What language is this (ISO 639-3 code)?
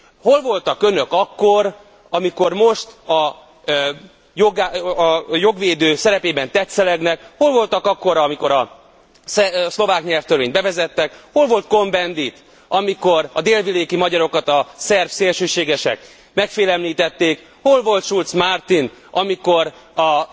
hun